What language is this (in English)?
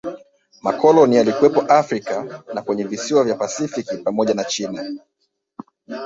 Swahili